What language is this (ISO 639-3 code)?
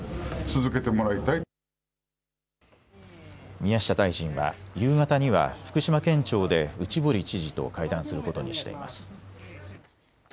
jpn